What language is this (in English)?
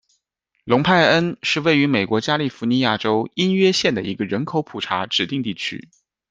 Chinese